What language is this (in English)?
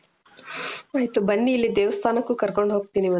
Kannada